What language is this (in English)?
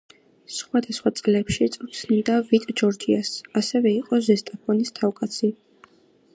Georgian